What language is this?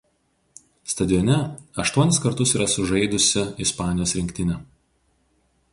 Lithuanian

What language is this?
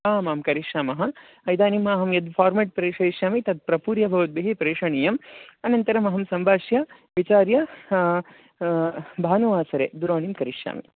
Sanskrit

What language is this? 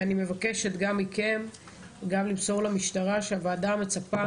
Hebrew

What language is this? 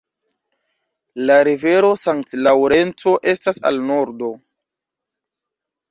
Esperanto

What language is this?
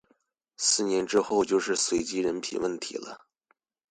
Chinese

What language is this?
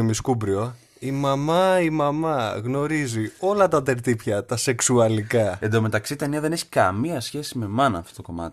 Greek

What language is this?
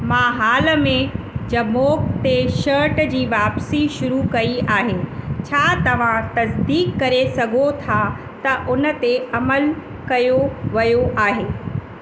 Sindhi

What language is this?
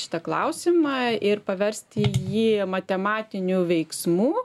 Lithuanian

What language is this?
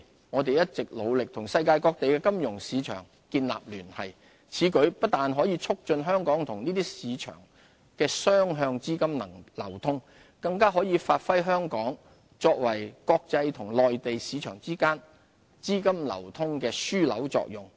Cantonese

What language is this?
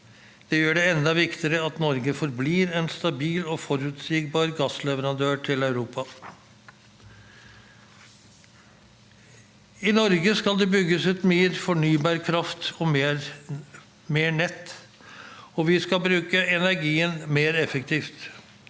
Norwegian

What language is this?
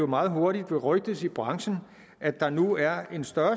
Danish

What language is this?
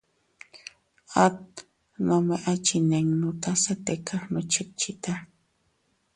Teutila Cuicatec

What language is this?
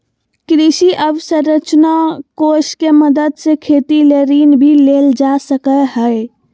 Magahi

